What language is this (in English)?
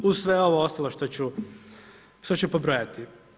Croatian